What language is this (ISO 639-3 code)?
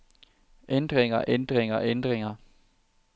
dan